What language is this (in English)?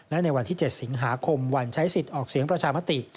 Thai